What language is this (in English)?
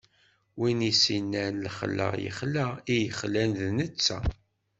Kabyle